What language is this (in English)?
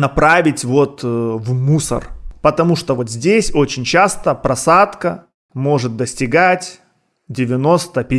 Russian